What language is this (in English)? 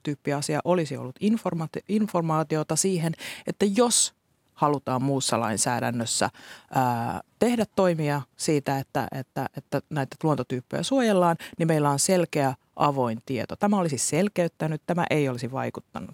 Finnish